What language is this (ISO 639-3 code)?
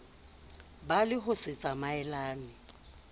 sot